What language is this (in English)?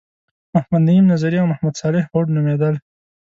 Pashto